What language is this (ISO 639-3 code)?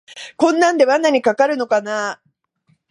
jpn